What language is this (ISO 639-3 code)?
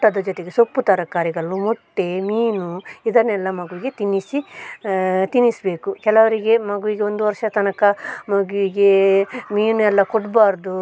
kan